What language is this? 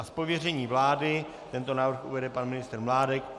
Czech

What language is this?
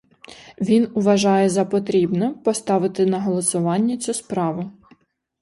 Ukrainian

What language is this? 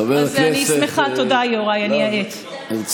Hebrew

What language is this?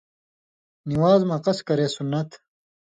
Indus Kohistani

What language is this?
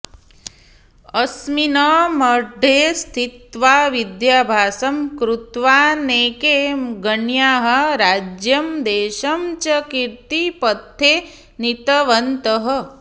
Sanskrit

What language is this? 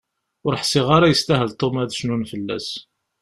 Kabyle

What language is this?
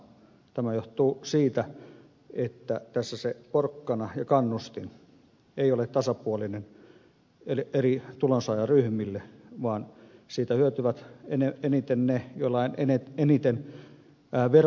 Finnish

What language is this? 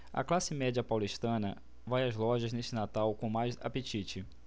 Portuguese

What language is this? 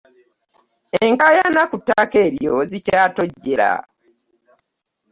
Ganda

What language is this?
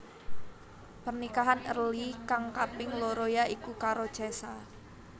Javanese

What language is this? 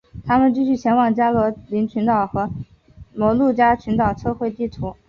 Chinese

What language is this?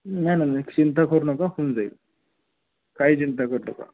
Marathi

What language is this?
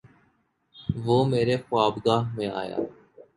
Urdu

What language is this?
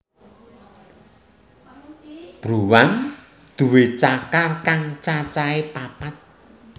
Javanese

